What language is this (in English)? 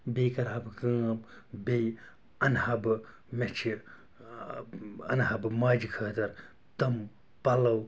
Kashmiri